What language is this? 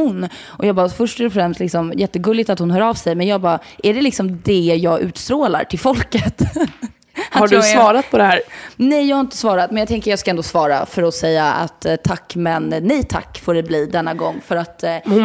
Swedish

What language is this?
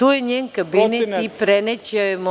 Serbian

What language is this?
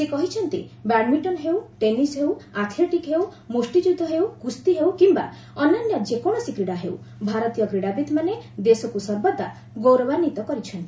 Odia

